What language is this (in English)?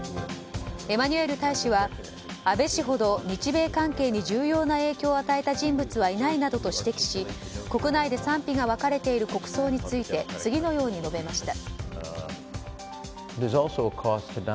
Japanese